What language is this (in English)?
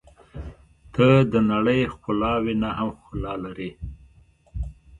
Pashto